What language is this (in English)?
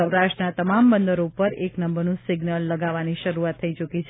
Gujarati